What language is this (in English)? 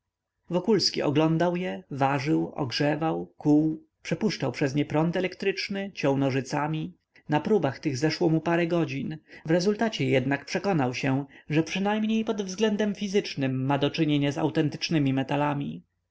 Polish